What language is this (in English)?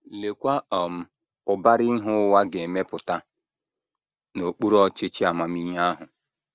Igbo